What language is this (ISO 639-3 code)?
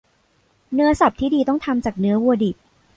tha